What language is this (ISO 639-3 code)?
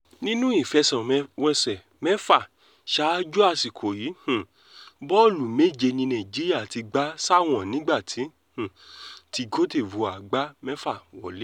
yor